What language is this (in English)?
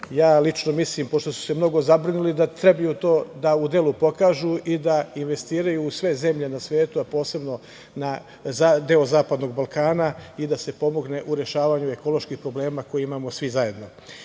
Serbian